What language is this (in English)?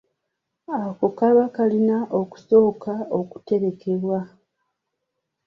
Ganda